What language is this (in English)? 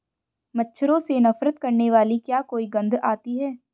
Hindi